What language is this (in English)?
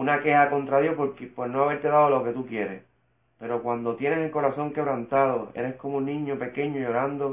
Spanish